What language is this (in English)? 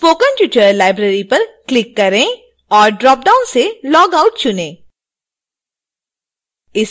Hindi